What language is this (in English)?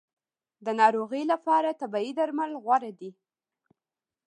Pashto